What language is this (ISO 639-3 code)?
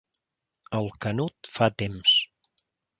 cat